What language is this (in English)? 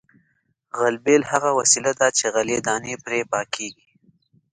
Pashto